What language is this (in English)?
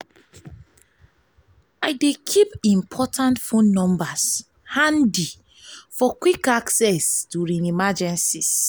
Nigerian Pidgin